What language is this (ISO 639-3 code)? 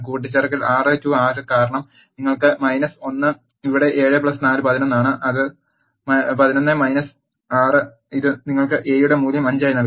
mal